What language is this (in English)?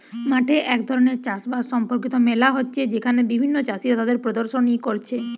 Bangla